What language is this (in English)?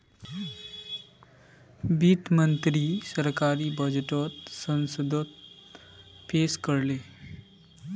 Magahi